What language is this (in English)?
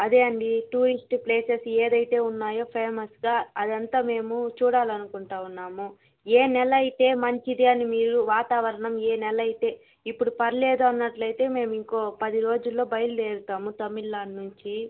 Telugu